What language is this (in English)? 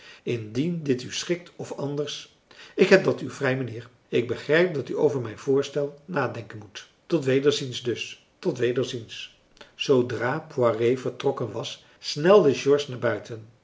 Dutch